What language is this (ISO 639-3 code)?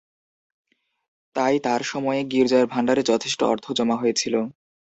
ben